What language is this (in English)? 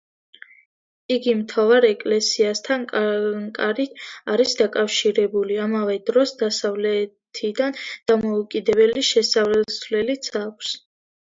Georgian